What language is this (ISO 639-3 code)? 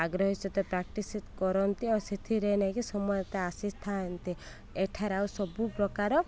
ori